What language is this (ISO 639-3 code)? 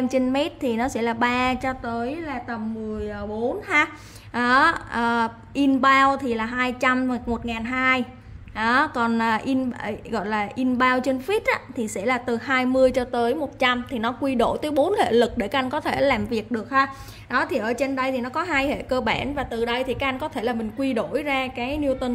vie